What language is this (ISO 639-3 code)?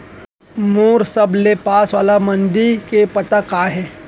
hne